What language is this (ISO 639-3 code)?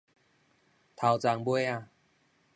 nan